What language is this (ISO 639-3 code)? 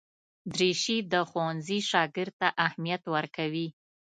pus